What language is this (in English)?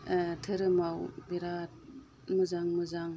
Bodo